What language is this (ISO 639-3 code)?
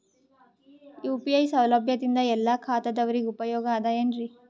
kan